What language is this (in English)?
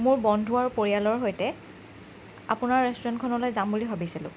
Assamese